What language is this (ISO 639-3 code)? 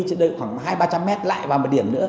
vie